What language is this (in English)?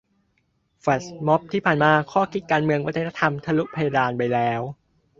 Thai